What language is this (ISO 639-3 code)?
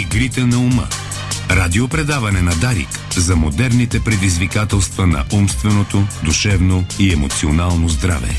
bul